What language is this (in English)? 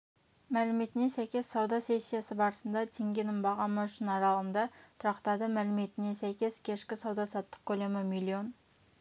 Kazakh